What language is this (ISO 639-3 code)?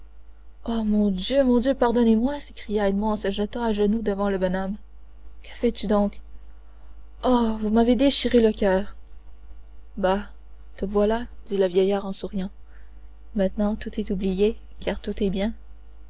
fra